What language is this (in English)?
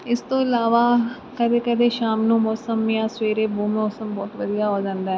Punjabi